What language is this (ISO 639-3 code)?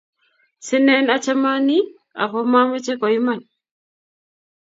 kln